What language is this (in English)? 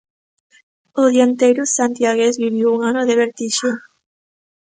Galician